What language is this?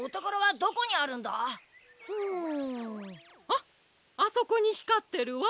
Japanese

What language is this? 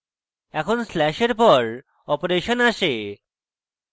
Bangla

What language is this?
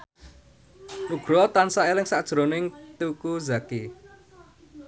Javanese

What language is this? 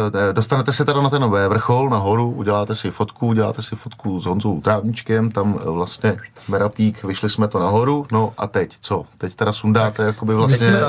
Czech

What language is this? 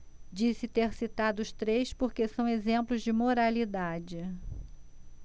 Portuguese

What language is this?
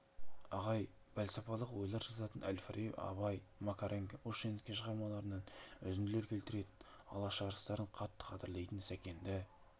Kazakh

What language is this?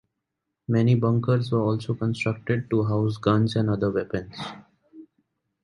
English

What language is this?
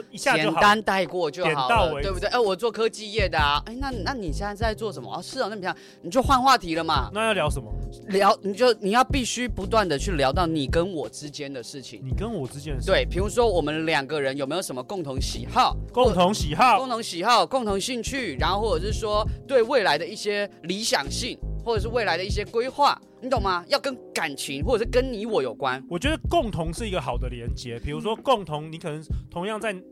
Chinese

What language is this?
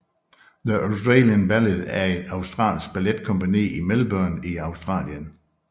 Danish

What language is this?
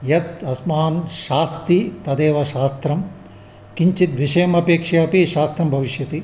Sanskrit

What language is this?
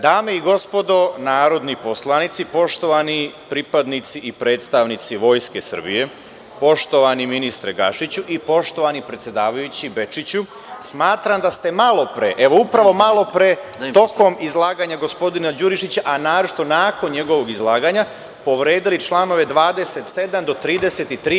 Serbian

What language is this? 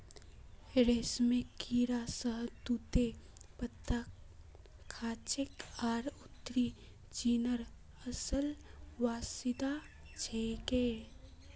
Magahi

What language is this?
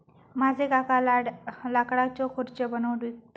Marathi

